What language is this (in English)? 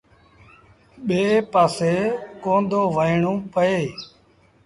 Sindhi Bhil